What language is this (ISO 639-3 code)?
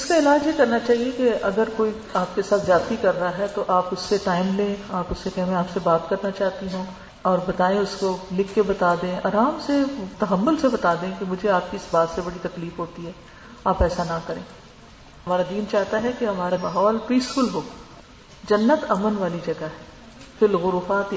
urd